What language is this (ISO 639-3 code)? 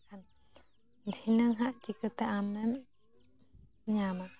sat